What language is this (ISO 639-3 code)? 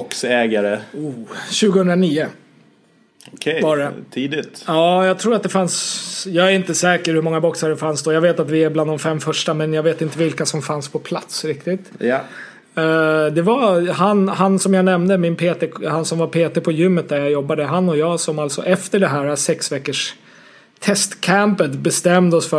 swe